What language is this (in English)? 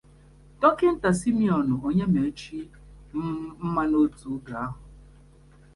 Igbo